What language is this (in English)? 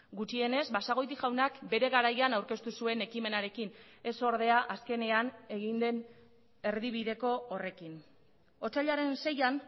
Basque